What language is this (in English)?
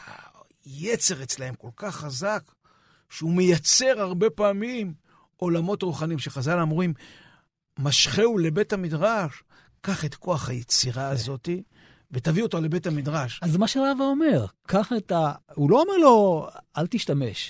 Hebrew